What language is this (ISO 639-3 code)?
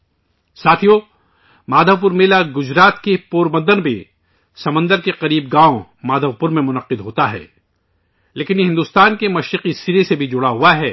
urd